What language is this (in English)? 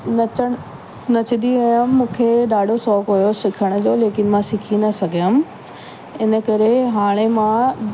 Sindhi